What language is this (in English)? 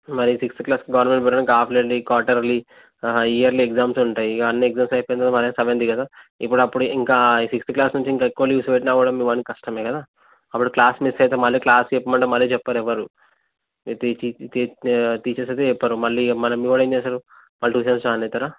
Telugu